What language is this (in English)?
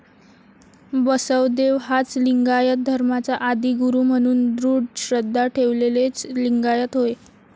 Marathi